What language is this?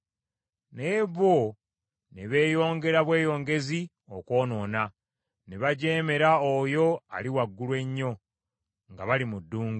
Ganda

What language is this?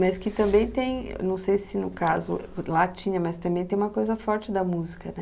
Portuguese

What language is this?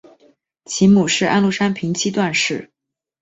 Chinese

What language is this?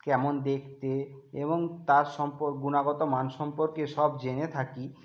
Bangla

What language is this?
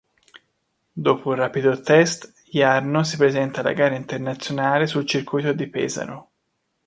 Italian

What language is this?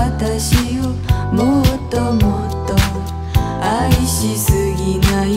Japanese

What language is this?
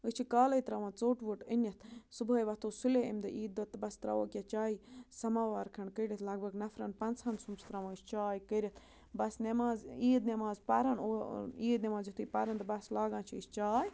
Kashmiri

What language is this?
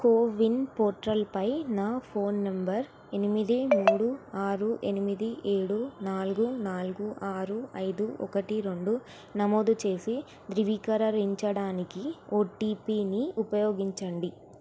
Telugu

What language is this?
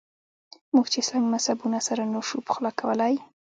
Pashto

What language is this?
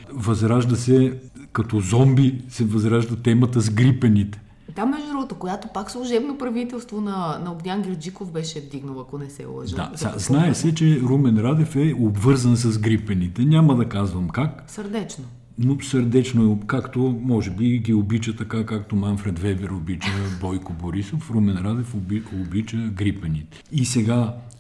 Bulgarian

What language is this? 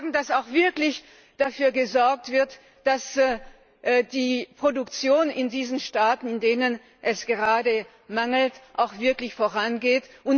German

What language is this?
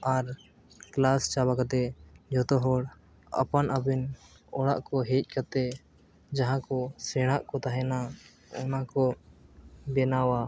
Santali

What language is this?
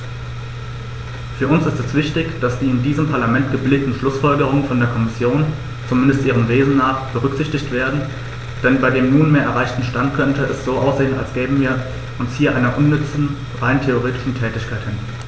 German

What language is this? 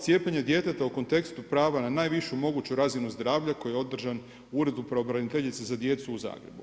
Croatian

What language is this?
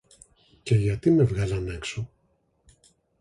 Greek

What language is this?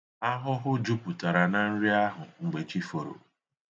Igbo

